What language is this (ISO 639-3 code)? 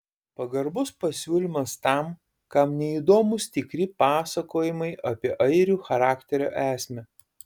lit